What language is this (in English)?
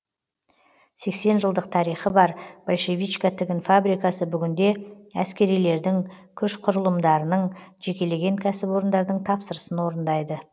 Kazakh